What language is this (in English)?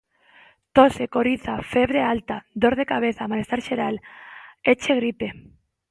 Galician